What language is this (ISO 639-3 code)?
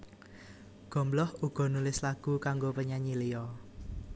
jav